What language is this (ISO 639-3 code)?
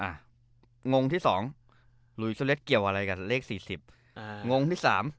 tha